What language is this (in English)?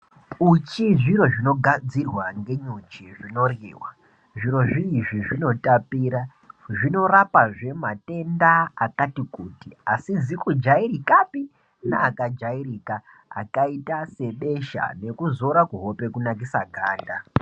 Ndau